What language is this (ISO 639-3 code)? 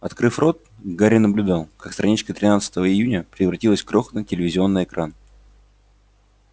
rus